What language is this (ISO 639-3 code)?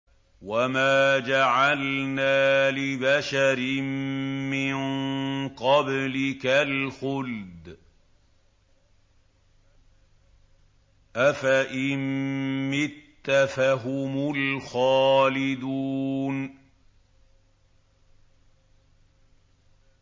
ara